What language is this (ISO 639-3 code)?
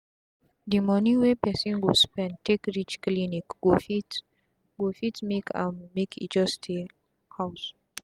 pcm